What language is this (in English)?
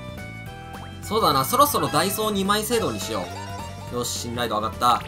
Japanese